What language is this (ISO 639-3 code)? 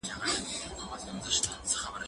pus